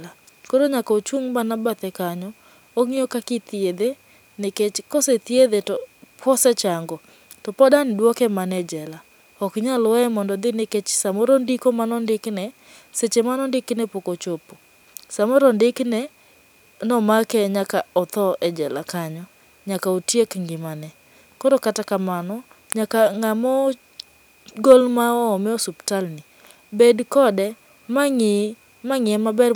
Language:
Luo (Kenya and Tanzania)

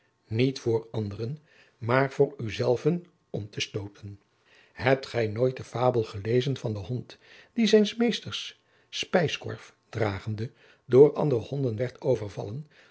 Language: Dutch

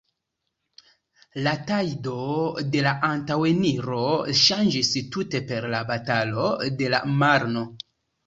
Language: Esperanto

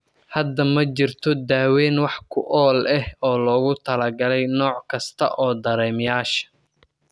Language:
Somali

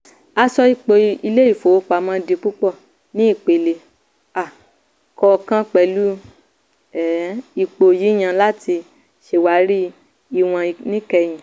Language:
Yoruba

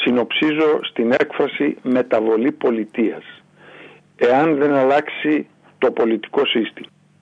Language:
Greek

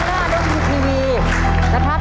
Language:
Thai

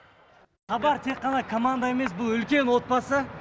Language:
Kazakh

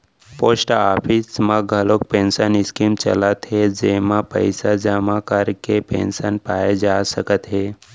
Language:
Chhattisgarhi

